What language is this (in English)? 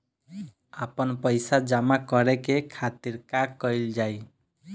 Bhojpuri